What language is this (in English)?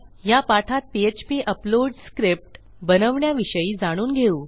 Marathi